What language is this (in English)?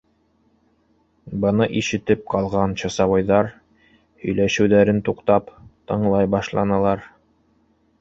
Bashkir